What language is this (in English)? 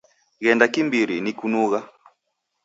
Taita